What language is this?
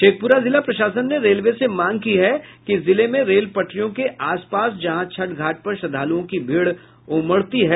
Hindi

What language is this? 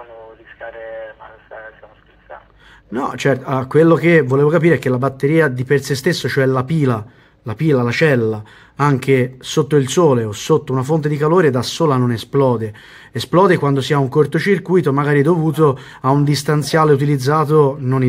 Italian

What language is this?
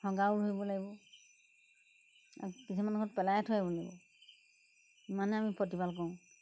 Assamese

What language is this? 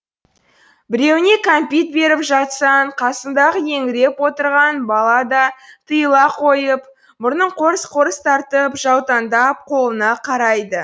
Kazakh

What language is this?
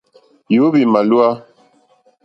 Mokpwe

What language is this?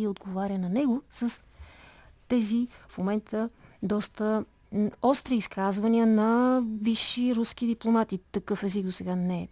Bulgarian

